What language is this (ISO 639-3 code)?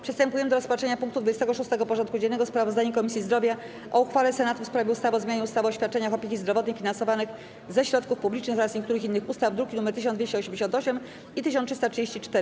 pol